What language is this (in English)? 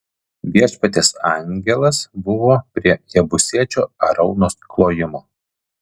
Lithuanian